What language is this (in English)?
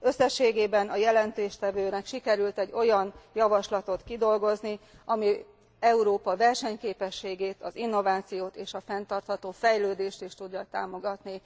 Hungarian